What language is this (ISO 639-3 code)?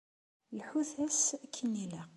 kab